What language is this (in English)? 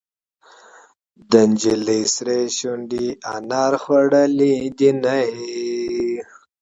Pashto